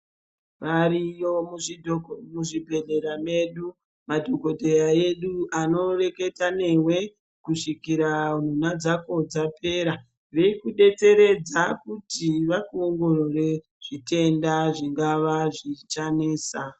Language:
Ndau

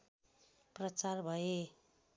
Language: Nepali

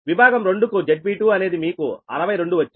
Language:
Telugu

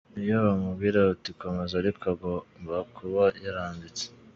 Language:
Kinyarwanda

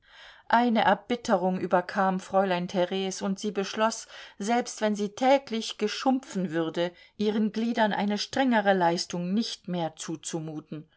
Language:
German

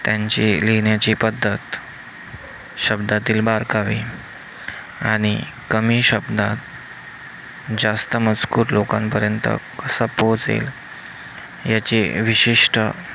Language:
Marathi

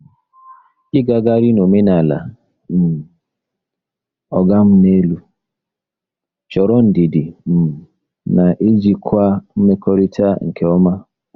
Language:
Igbo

